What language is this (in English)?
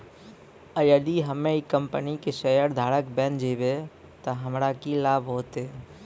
Maithili